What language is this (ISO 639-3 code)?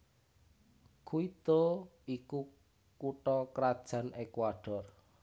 jav